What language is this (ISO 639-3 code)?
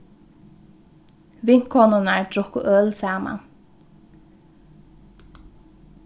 fao